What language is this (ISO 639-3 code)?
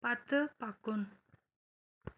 kas